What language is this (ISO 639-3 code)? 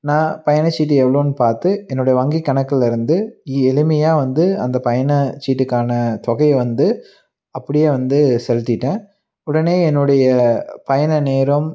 tam